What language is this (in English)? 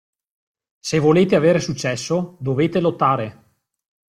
Italian